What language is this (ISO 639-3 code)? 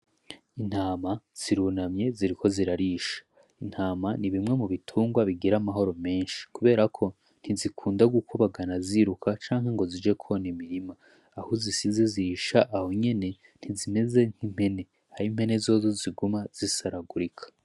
run